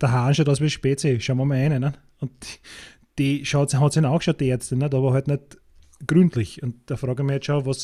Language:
German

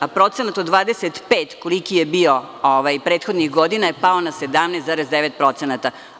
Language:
Serbian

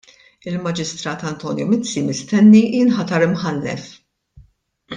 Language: Maltese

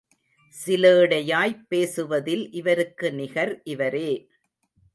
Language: Tamil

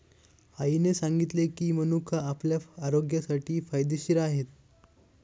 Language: Marathi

